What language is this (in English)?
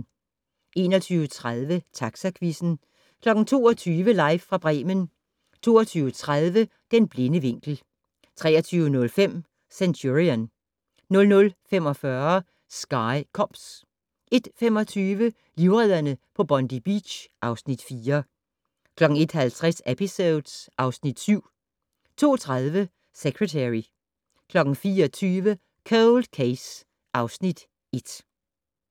Danish